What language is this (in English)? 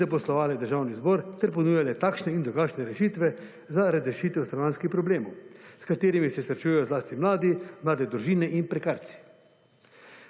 Slovenian